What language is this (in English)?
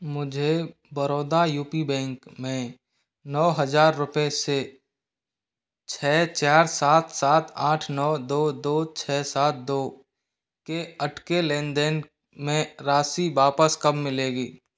Hindi